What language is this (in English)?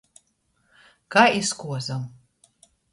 Latgalian